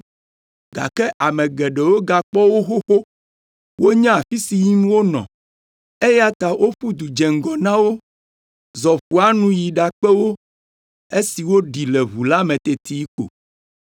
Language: Ewe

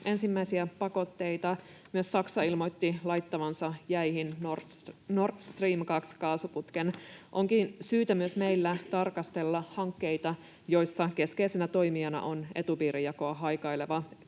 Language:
Finnish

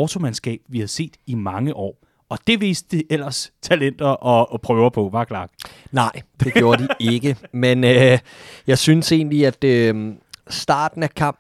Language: Danish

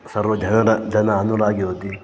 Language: Sanskrit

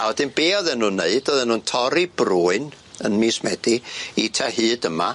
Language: Welsh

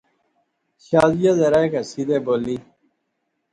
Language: Pahari-Potwari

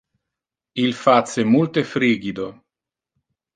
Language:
Interlingua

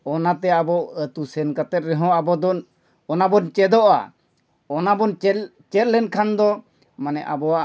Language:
Santali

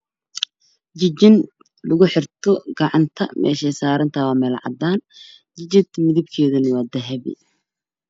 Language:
Somali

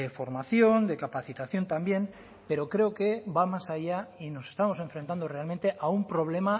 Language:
Spanish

